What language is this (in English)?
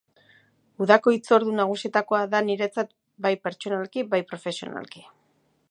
Basque